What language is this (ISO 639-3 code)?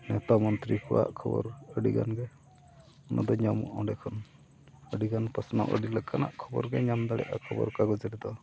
sat